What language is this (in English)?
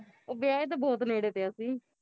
Punjabi